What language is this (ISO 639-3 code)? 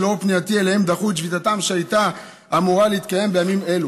heb